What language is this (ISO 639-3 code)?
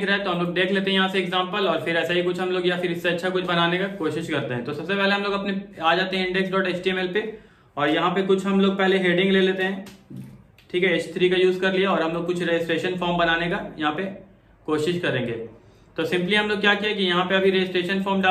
hin